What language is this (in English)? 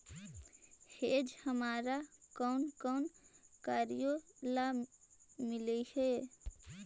Magahi